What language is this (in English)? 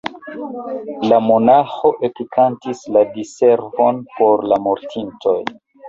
Esperanto